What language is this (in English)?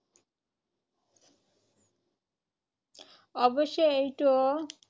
Assamese